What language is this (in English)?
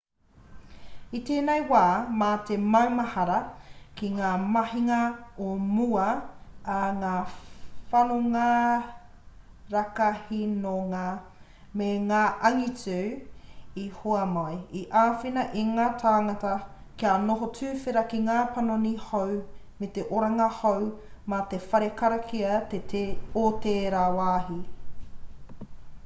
Māori